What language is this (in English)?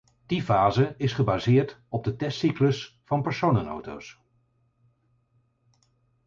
Dutch